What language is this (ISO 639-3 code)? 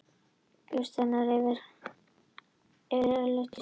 isl